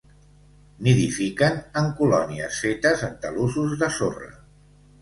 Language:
Catalan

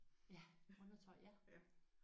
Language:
Danish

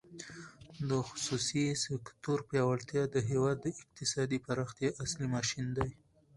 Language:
Pashto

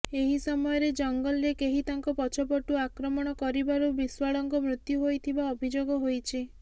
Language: Odia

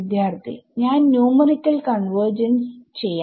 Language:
Malayalam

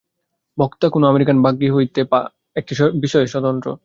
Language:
Bangla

